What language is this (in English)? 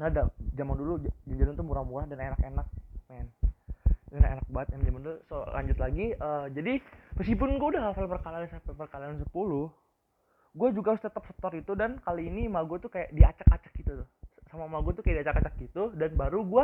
Indonesian